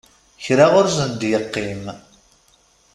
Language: Kabyle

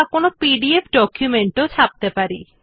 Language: Bangla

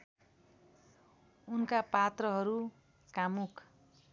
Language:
Nepali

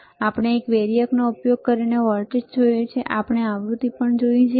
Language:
Gujarati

